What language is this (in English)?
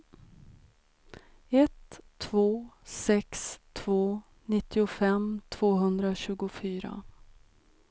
Swedish